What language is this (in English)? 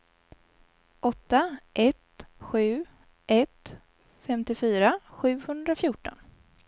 Swedish